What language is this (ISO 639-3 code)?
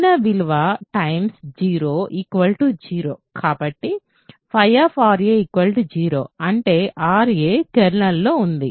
tel